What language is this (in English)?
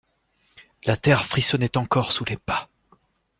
French